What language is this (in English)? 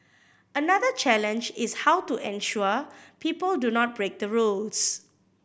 English